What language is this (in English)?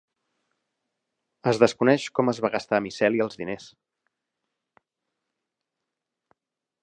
Catalan